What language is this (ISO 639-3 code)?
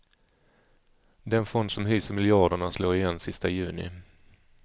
swe